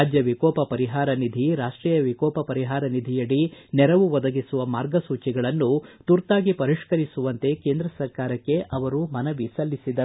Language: Kannada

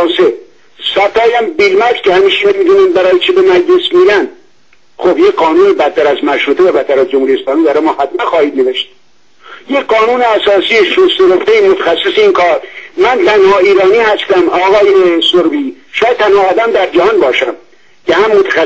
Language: Persian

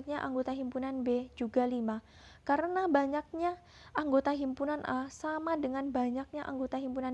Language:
Indonesian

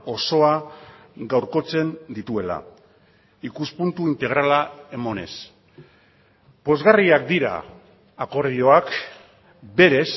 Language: Basque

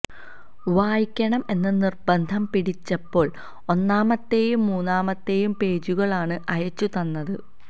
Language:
Malayalam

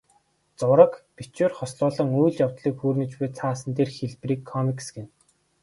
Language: Mongolian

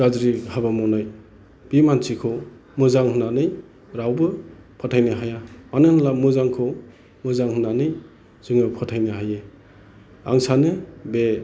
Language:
Bodo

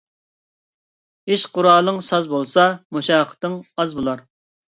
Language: Uyghur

